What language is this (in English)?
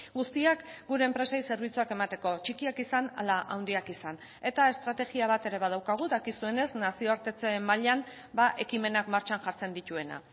Basque